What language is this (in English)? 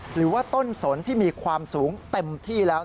Thai